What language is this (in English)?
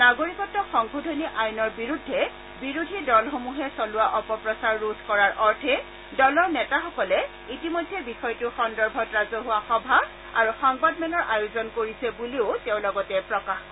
Assamese